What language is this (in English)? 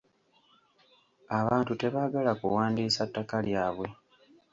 Ganda